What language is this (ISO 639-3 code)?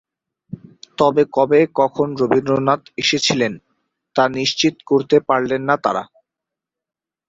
ben